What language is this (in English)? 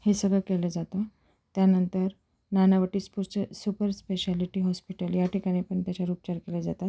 Marathi